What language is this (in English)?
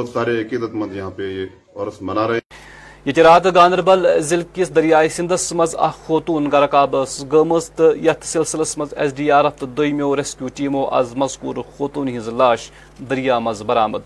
Urdu